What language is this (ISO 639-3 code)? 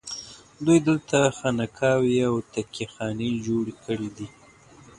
pus